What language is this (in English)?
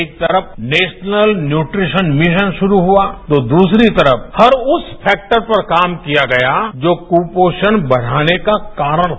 Hindi